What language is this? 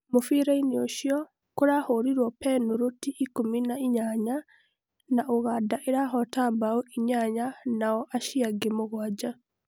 Kikuyu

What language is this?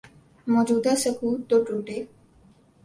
Urdu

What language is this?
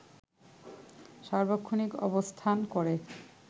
Bangla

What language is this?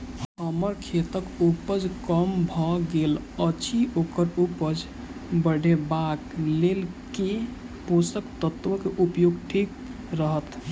Maithili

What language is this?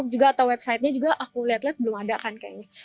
Indonesian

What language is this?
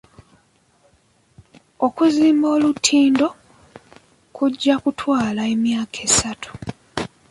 Ganda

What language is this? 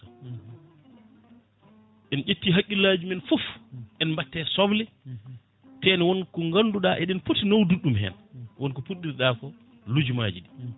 Fula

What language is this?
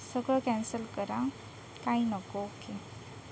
Marathi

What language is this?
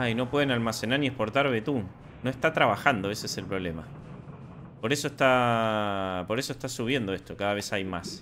Spanish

